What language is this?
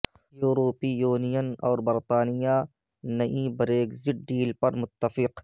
Urdu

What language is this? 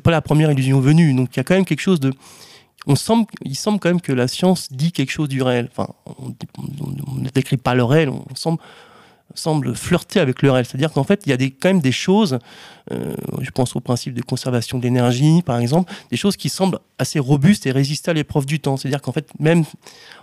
French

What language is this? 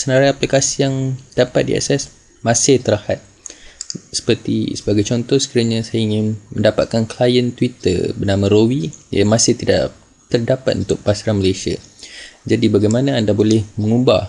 Malay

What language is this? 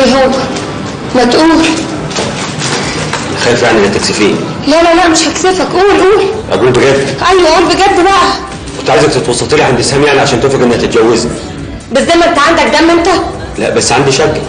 Arabic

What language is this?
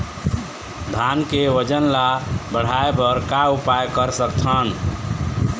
Chhattisgarhi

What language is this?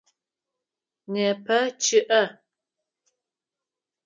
Adyghe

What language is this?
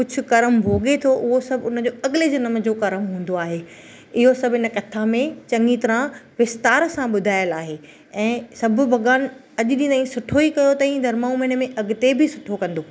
Sindhi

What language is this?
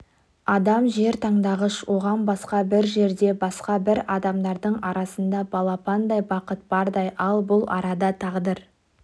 Kazakh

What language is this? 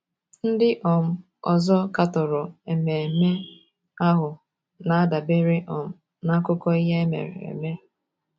Igbo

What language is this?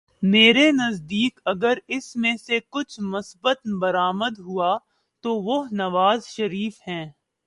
Urdu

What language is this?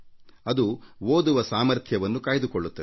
Kannada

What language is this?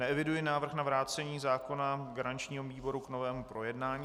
Czech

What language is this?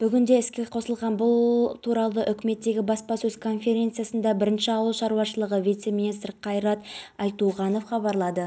Kazakh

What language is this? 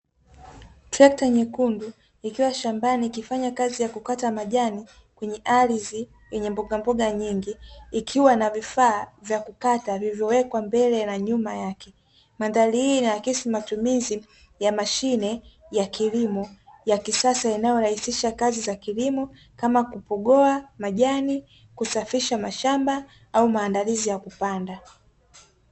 Swahili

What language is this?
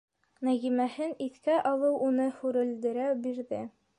Bashkir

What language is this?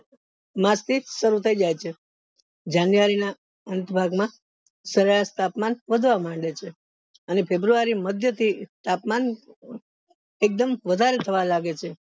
Gujarati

